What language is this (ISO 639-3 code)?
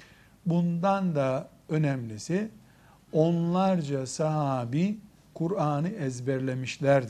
tur